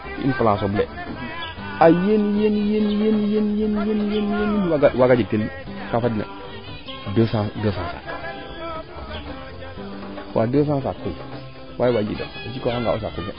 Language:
Serer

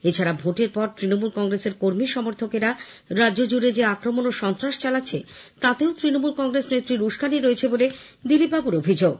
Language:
Bangla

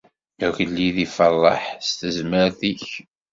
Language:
Kabyle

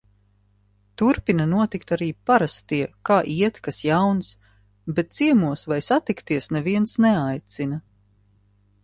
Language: Latvian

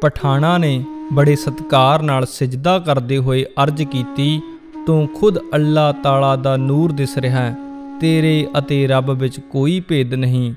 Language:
Punjabi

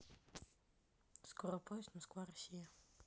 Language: Russian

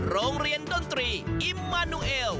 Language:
Thai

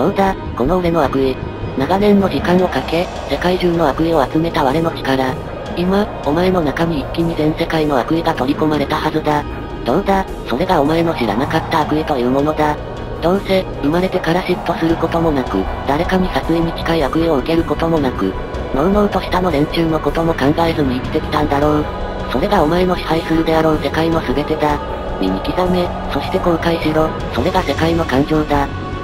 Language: Japanese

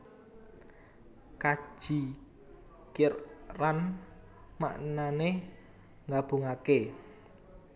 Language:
Javanese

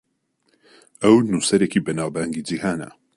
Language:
Central Kurdish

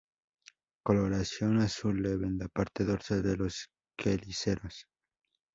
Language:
Spanish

